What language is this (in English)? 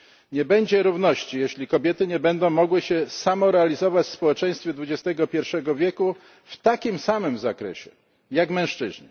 Polish